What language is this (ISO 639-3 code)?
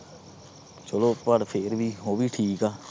pan